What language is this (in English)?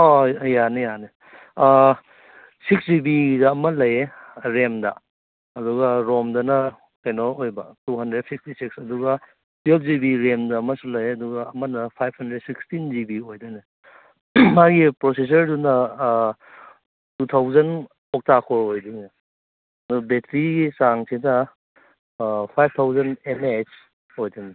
Manipuri